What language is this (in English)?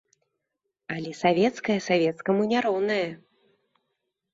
Belarusian